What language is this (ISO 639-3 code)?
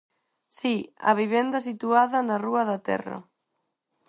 glg